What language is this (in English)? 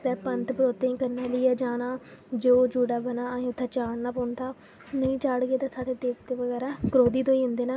Dogri